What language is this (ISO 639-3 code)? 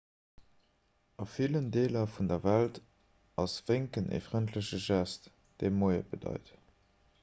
ltz